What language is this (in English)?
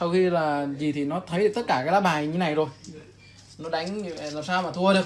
Vietnamese